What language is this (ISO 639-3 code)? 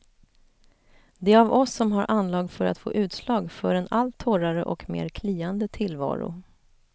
swe